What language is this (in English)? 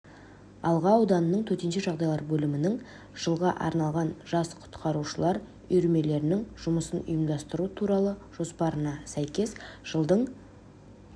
Kazakh